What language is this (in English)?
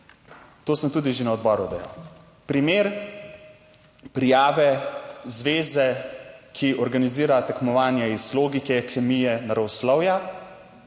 Slovenian